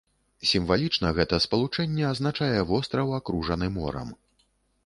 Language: Belarusian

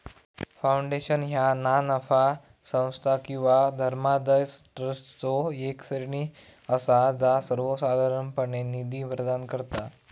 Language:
Marathi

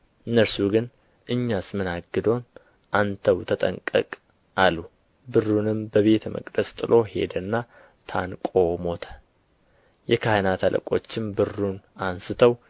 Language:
Amharic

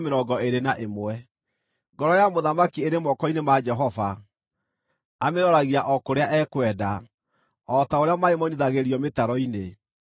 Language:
Kikuyu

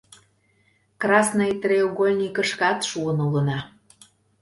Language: Mari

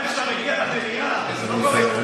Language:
Hebrew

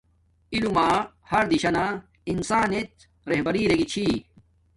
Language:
Domaaki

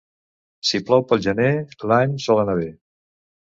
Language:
Catalan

